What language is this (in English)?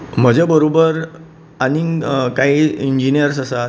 Konkani